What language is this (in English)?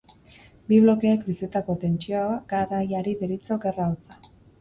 Basque